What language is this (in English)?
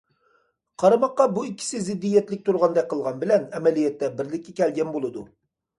Uyghur